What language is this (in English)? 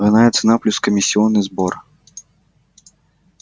Russian